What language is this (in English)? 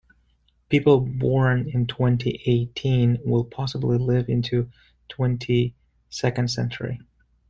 English